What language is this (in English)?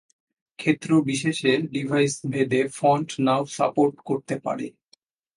Bangla